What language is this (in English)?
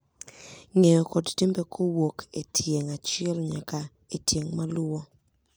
Luo (Kenya and Tanzania)